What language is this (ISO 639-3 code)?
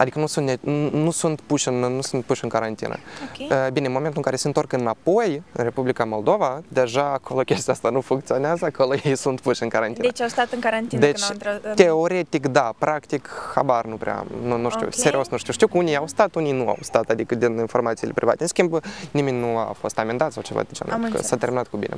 ron